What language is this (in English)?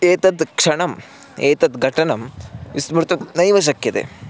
Sanskrit